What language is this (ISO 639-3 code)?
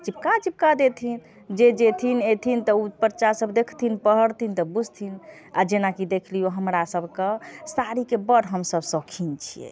mai